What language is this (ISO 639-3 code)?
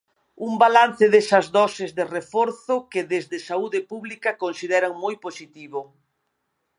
glg